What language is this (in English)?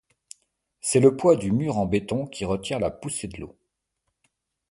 French